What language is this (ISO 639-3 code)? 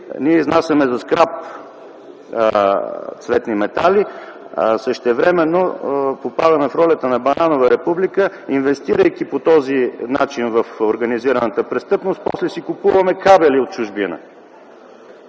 bul